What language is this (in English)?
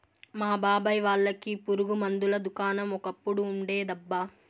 Telugu